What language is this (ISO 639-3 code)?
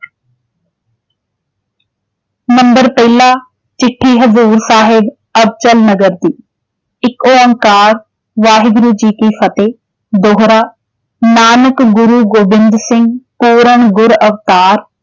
pan